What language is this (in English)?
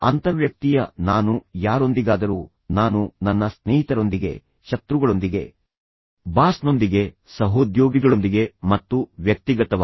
Kannada